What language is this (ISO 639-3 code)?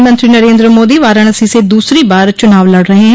hin